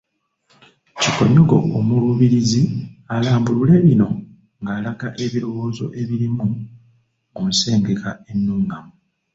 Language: Ganda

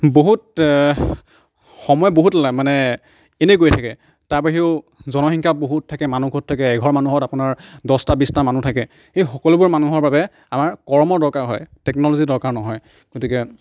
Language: Assamese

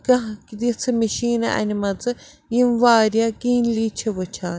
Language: Kashmiri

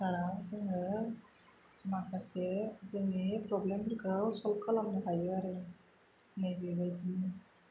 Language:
Bodo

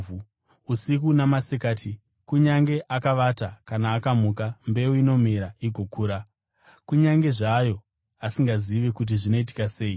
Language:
Shona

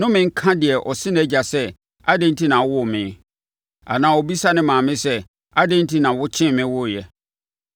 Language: Akan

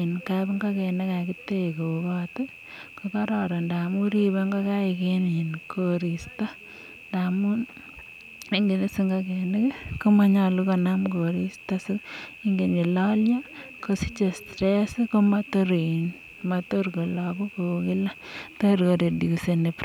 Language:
Kalenjin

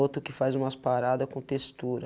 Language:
Portuguese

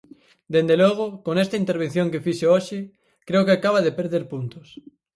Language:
Galician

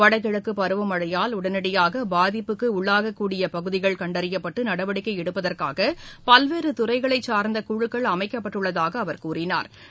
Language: Tamil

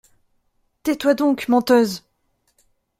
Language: French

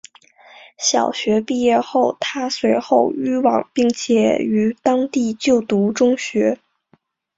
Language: Chinese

